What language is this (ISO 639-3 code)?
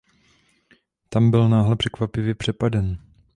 ces